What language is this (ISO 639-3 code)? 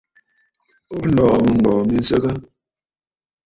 bfd